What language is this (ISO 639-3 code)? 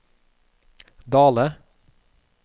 nor